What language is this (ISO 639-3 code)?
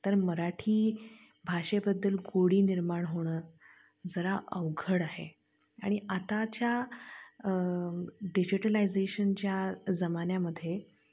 mar